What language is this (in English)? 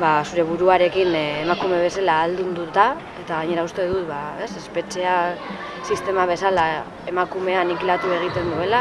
Spanish